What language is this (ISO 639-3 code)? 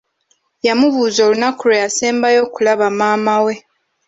lug